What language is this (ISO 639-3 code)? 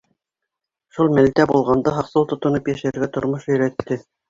bak